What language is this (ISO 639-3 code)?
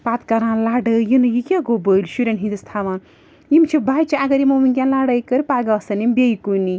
kas